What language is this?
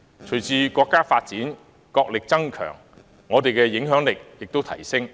Cantonese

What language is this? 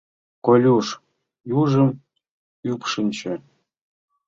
Mari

